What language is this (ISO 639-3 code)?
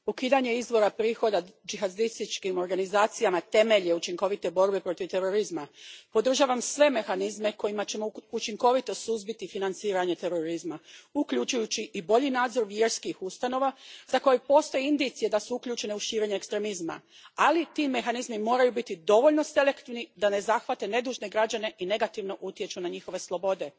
hrv